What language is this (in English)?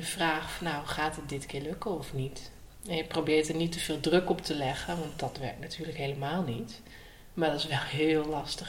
Dutch